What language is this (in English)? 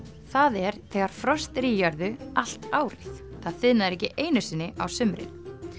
Icelandic